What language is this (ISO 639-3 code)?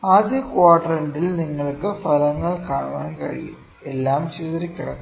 mal